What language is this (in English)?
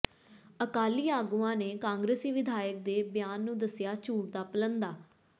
Punjabi